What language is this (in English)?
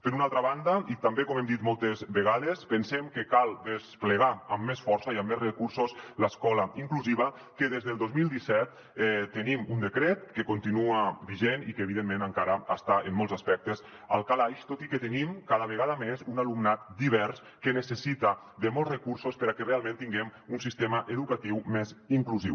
Catalan